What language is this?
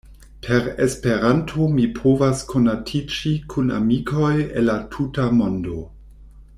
Esperanto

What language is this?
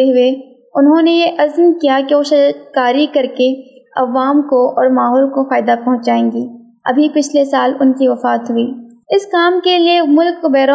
Urdu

